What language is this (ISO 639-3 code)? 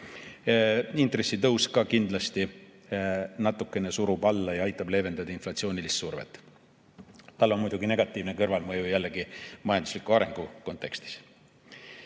est